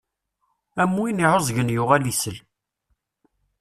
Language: Kabyle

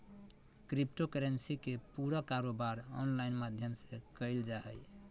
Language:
Magahi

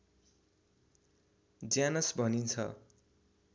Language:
Nepali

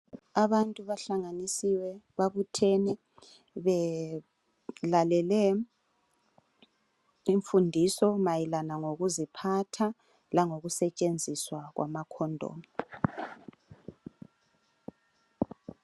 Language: North Ndebele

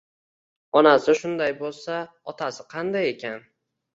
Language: Uzbek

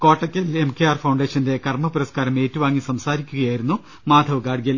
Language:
Malayalam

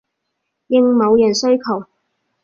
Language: Cantonese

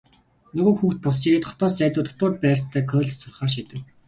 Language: Mongolian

